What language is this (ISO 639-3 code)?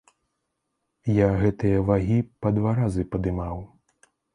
bel